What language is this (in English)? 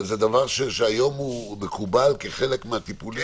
Hebrew